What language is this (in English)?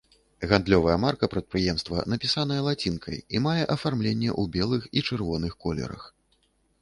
Belarusian